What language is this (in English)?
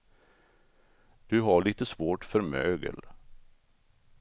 Swedish